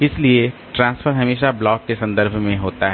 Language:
Hindi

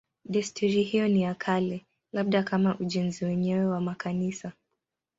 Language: Swahili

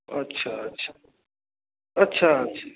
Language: Maithili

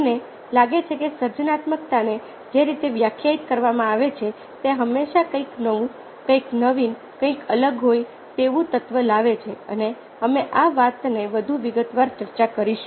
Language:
Gujarati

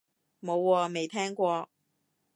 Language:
Cantonese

